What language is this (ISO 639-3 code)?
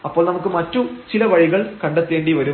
mal